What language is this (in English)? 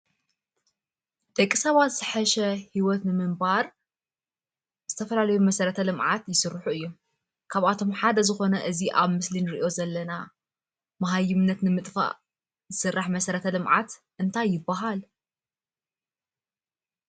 Tigrinya